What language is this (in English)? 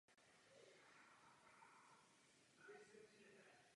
Czech